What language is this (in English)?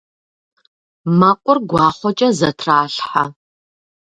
Kabardian